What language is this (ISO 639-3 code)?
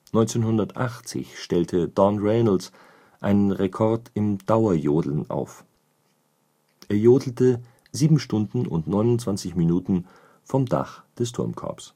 deu